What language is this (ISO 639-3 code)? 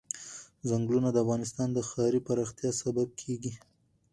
pus